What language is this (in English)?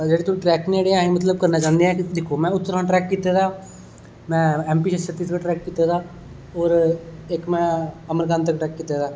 Dogri